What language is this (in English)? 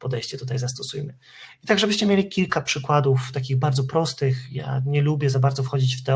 Polish